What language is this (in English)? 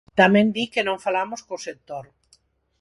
Galician